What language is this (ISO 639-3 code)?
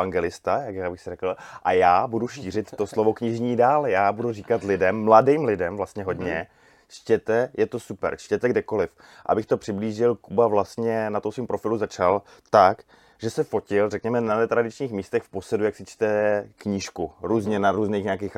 ces